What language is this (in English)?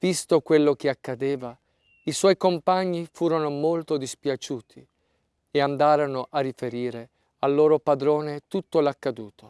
Italian